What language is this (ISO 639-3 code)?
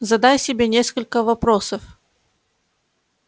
rus